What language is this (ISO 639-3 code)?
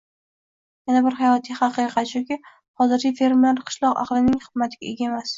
uzb